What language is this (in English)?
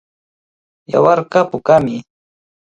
Cajatambo North Lima Quechua